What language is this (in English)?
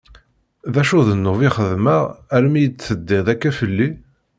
Kabyle